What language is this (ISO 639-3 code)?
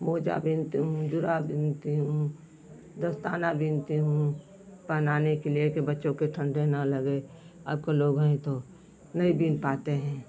hin